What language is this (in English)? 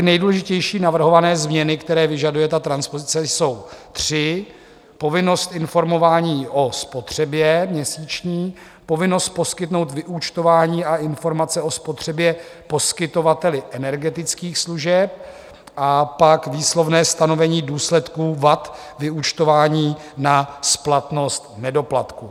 Czech